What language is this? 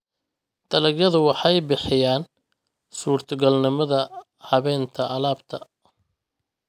Somali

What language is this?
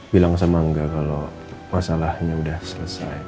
Indonesian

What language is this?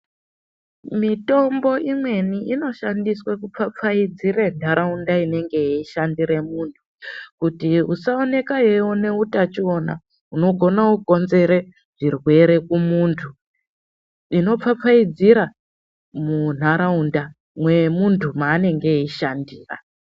Ndau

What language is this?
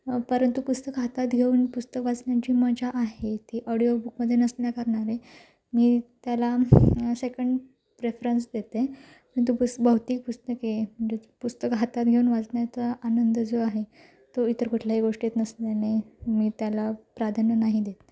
Marathi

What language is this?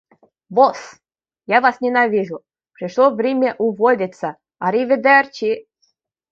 Russian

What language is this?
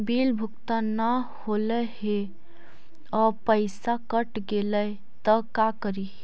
Magahi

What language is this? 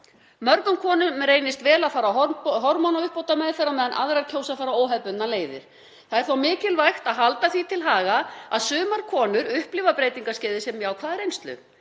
Icelandic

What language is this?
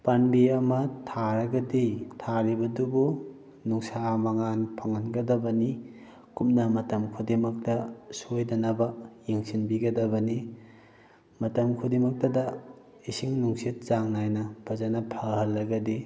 Manipuri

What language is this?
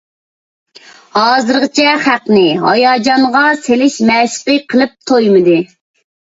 Uyghur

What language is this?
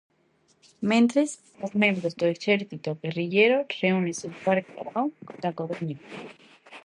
Galician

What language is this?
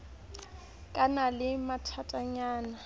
Southern Sotho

